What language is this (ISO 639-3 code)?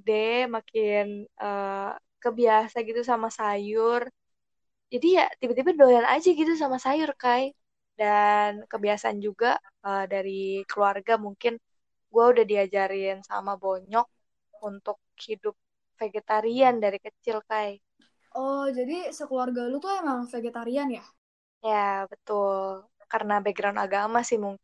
ind